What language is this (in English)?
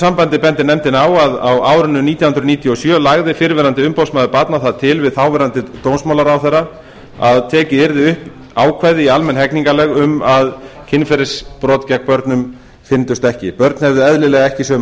Icelandic